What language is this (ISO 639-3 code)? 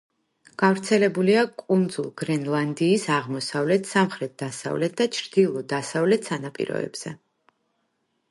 kat